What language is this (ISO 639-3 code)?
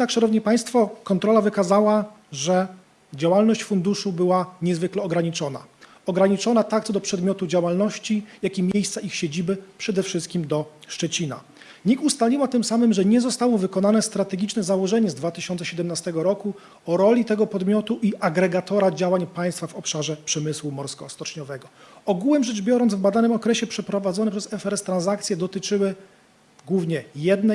pol